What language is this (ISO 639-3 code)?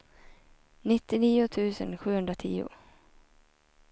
swe